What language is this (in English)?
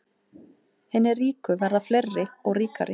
Icelandic